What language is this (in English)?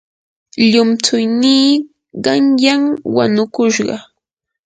Yanahuanca Pasco Quechua